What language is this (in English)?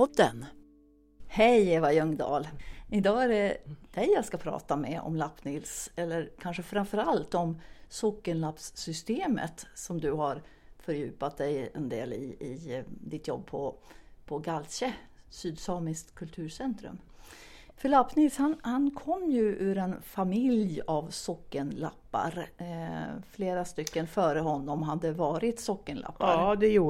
Swedish